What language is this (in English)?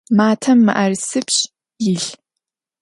Adyghe